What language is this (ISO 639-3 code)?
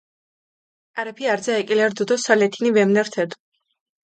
xmf